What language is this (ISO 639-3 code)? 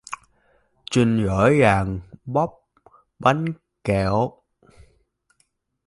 vie